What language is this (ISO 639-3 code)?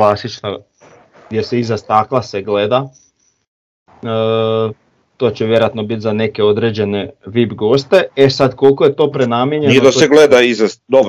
hrv